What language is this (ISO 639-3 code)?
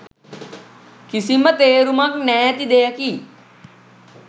sin